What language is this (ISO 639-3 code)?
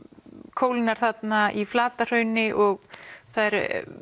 isl